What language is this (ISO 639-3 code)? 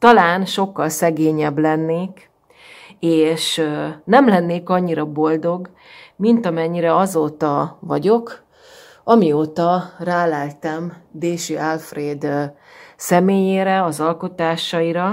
hun